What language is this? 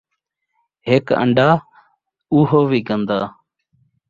Saraiki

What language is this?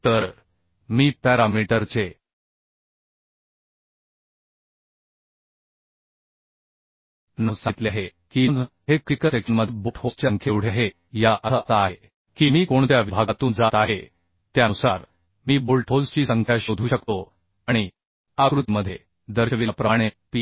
Marathi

